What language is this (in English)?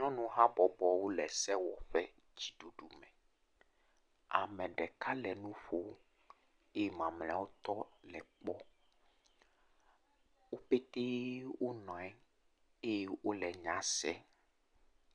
Ewe